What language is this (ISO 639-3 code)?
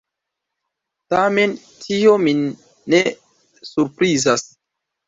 epo